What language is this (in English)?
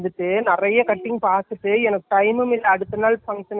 Tamil